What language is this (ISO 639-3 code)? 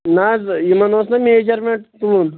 kas